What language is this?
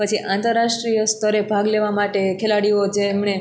Gujarati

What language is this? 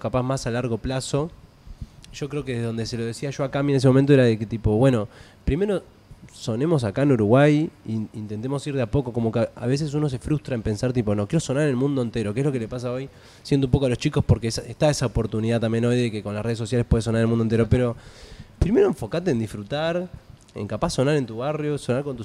Spanish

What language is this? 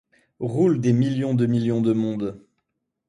French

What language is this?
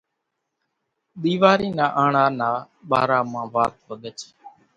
Kachi Koli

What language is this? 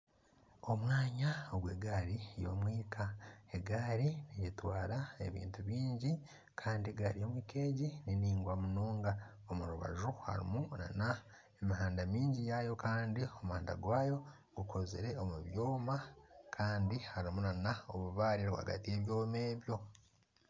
Nyankole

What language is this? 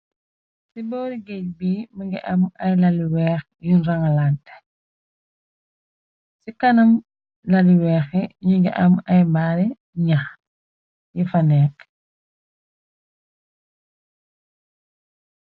Wolof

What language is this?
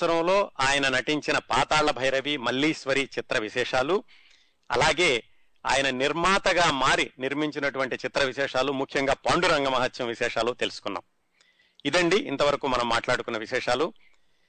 Telugu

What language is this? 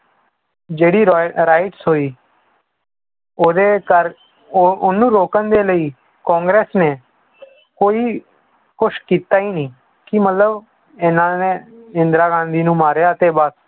Punjabi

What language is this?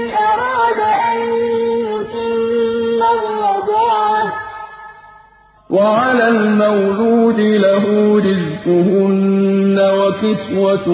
Arabic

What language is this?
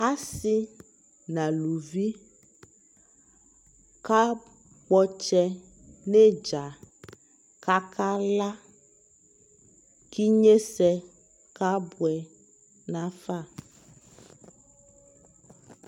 Ikposo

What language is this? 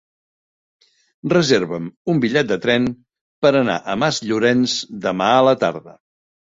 Catalan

